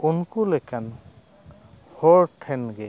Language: Santali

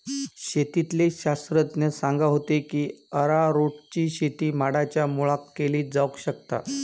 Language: Marathi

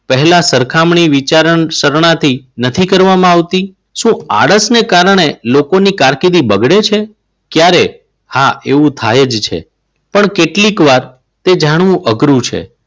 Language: Gujarati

